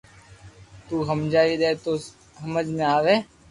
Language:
Loarki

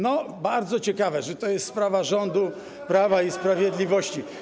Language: Polish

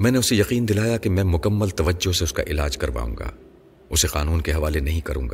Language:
Urdu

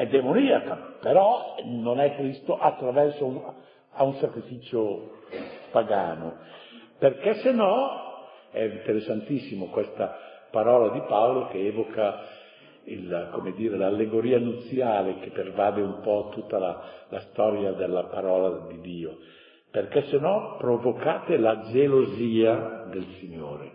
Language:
Italian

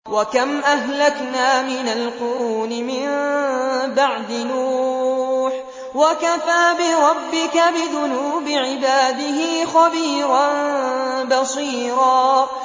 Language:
Arabic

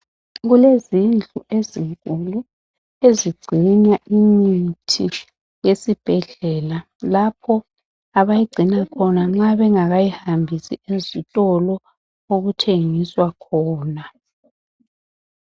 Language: North Ndebele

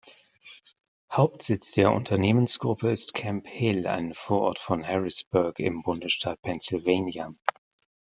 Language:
German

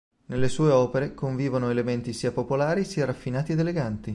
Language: Italian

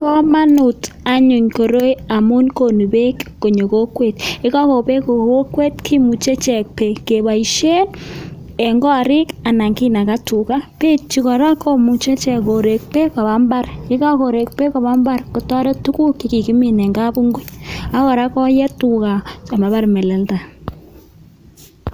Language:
Kalenjin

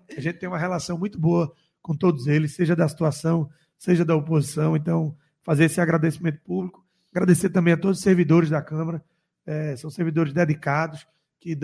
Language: Portuguese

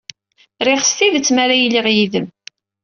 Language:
Kabyle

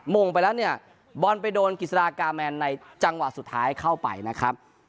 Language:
Thai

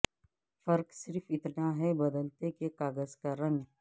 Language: Urdu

